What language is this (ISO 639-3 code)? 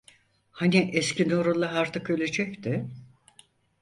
tur